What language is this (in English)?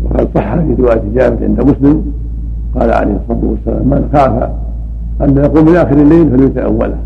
Arabic